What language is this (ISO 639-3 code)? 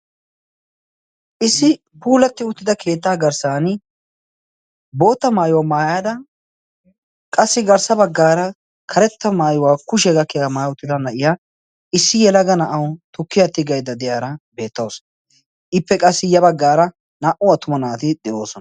wal